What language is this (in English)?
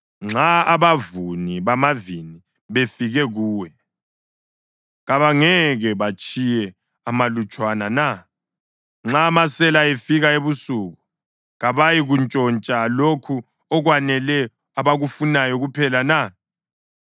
North Ndebele